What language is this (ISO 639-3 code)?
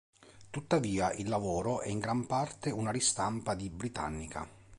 ita